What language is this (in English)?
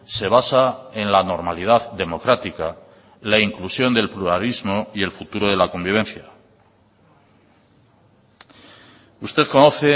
Spanish